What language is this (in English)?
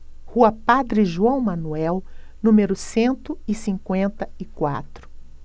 Portuguese